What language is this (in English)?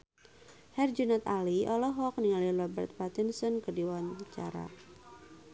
Sundanese